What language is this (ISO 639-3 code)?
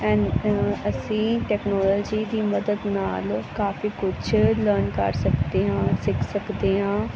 pan